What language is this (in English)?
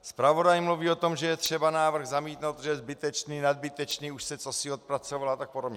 Czech